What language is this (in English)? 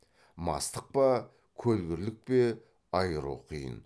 Kazakh